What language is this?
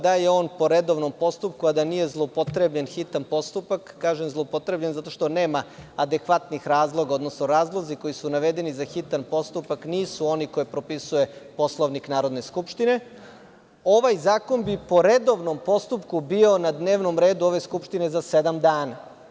Serbian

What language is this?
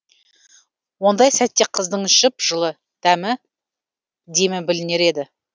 Kazakh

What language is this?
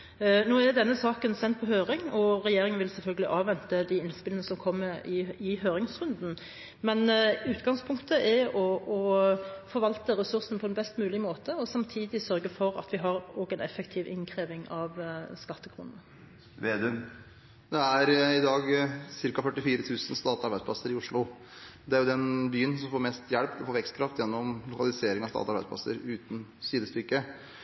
Norwegian Bokmål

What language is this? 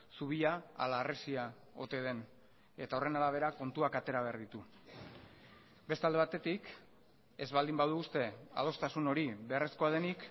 Basque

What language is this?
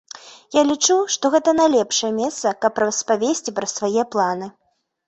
Belarusian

